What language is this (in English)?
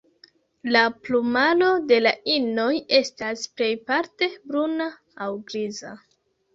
Esperanto